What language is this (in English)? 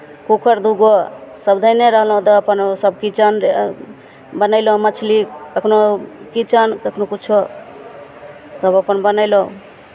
Maithili